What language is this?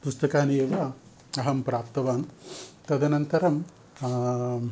Sanskrit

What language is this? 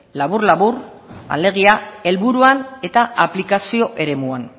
Basque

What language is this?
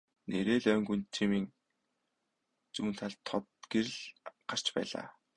Mongolian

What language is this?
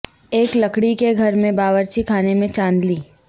Urdu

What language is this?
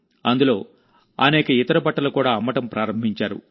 Telugu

